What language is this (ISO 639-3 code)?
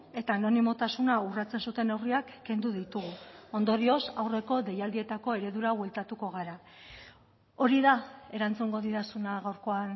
eus